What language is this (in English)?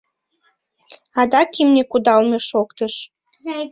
Mari